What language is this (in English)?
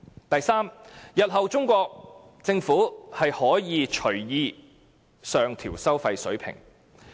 Cantonese